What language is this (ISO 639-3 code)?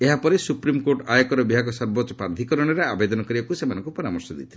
ori